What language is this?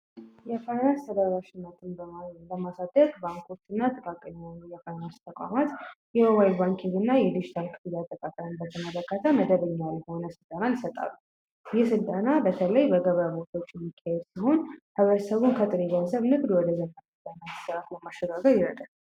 Amharic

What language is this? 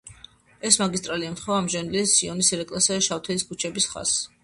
Georgian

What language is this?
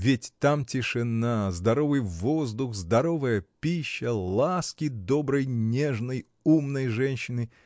Russian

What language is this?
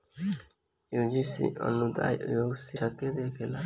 Bhojpuri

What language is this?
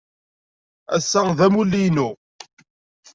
Kabyle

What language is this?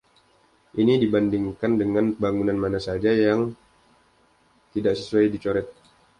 Indonesian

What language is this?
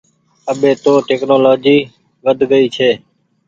Goaria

